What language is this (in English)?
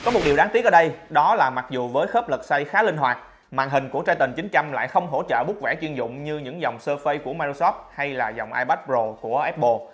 Vietnamese